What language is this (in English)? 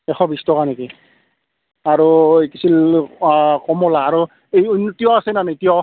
Assamese